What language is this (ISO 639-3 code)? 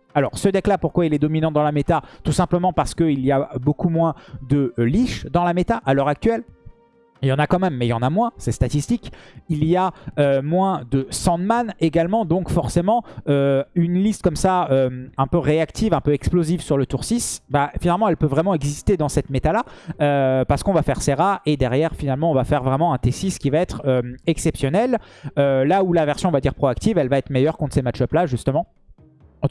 fra